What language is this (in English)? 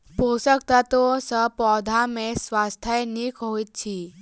Maithili